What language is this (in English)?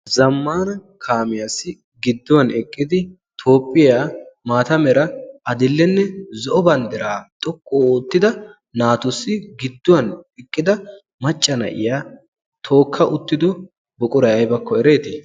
Wolaytta